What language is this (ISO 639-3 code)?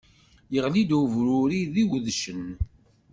kab